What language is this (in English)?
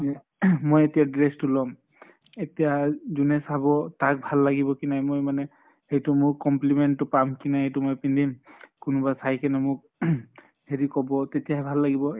Assamese